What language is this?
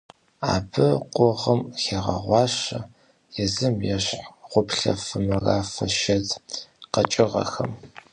Kabardian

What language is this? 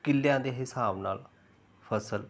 Punjabi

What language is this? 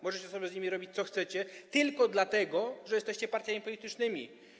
Polish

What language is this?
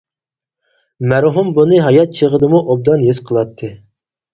Uyghur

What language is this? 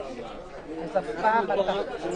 Hebrew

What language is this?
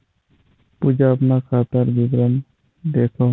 Magahi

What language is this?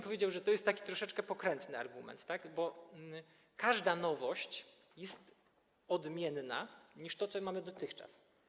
Polish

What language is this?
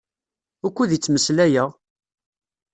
Kabyle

